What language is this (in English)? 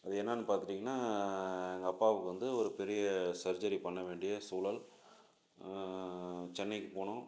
Tamil